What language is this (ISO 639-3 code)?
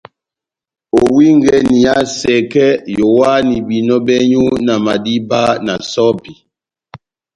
bnm